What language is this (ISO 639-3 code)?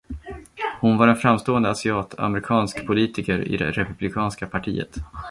swe